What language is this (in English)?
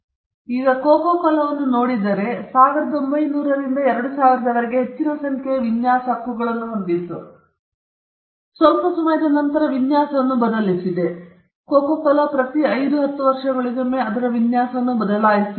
Kannada